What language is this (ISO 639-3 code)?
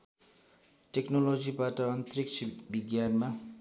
nep